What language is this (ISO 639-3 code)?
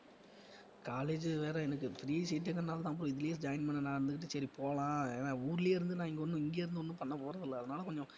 tam